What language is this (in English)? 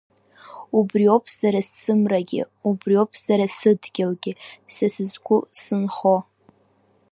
Abkhazian